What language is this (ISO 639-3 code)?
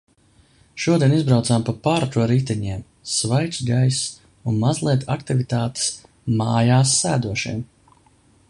lav